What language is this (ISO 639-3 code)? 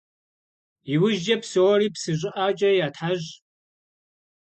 kbd